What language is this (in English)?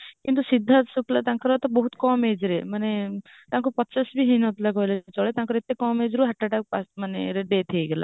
Odia